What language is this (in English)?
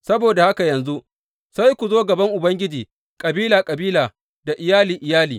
Hausa